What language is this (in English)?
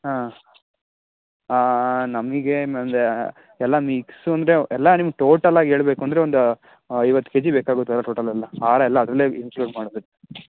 Kannada